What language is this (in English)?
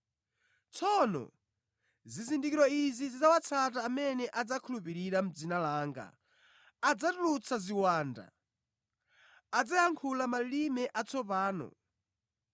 Nyanja